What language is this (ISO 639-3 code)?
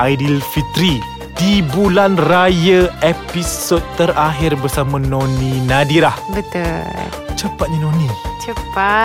msa